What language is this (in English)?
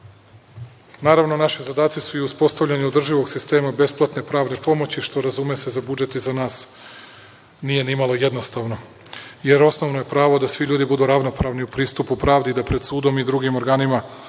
Serbian